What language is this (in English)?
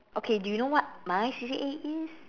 English